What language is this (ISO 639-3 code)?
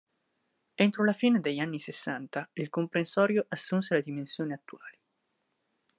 ita